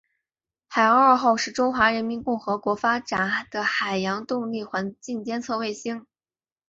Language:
Chinese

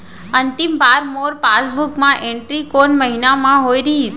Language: Chhattisgarhi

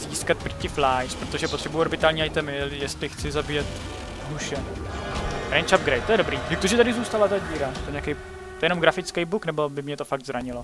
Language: Czech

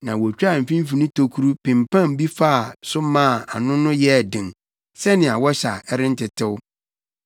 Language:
Akan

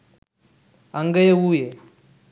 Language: Sinhala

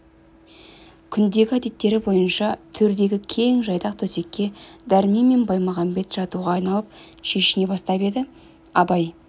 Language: Kazakh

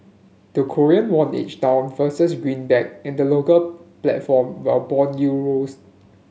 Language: English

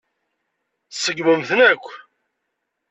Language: Kabyle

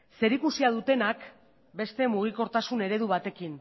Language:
Basque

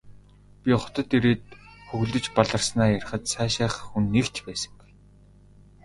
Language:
Mongolian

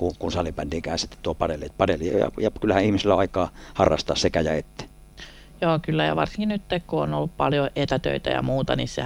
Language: Finnish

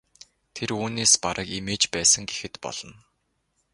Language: Mongolian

